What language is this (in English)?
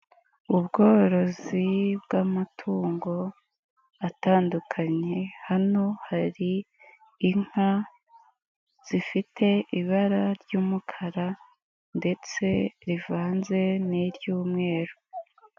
Kinyarwanda